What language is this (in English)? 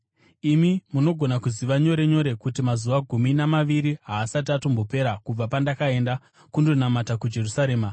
Shona